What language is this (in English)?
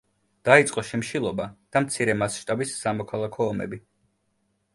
Georgian